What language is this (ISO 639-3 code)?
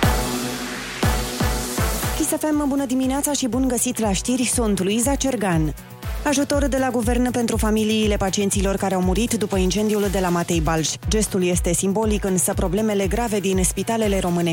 ron